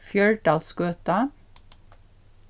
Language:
Faroese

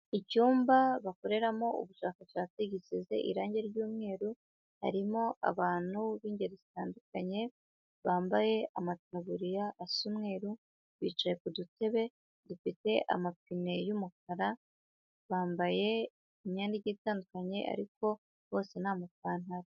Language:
Kinyarwanda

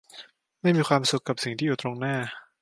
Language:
Thai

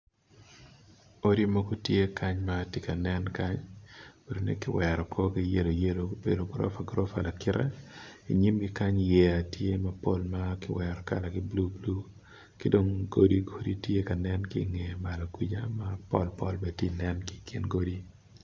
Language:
Acoli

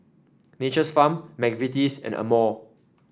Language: English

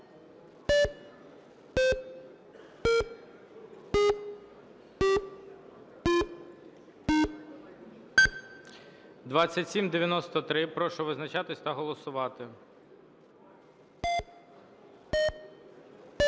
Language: Ukrainian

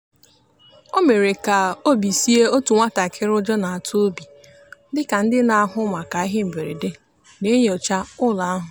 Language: Igbo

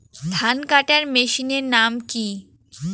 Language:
Bangla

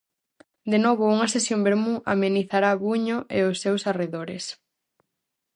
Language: Galician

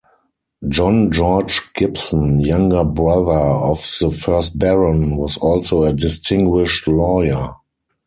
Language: English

